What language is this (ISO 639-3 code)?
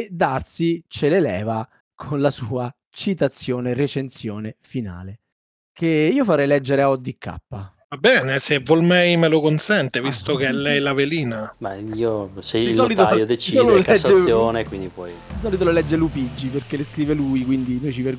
ita